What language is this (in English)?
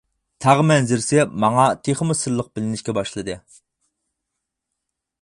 Uyghur